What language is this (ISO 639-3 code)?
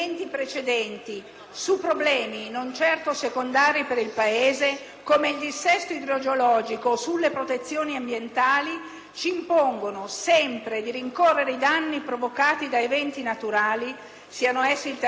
ita